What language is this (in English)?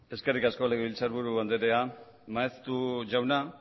Basque